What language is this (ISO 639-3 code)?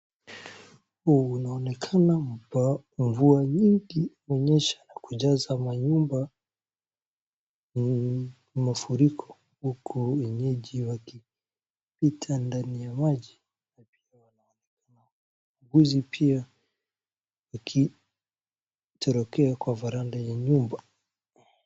swa